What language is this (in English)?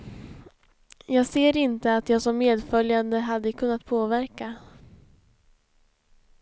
Swedish